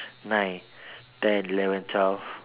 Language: English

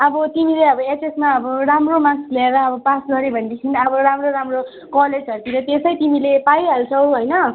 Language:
Nepali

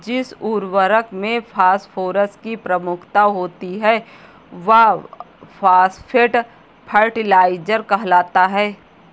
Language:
Hindi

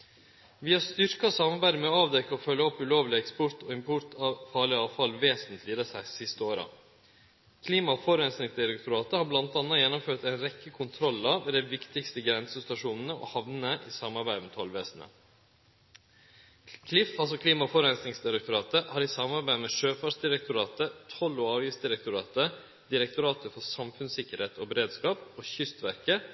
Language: Norwegian Nynorsk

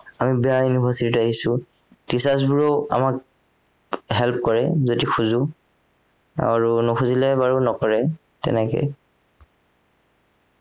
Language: Assamese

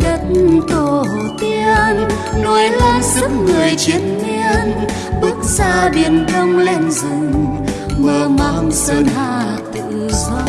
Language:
Vietnamese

